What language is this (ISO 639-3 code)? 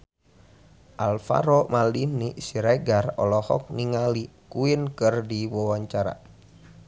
sun